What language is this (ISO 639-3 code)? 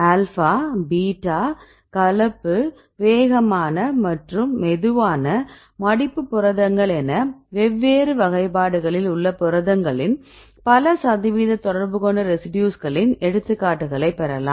tam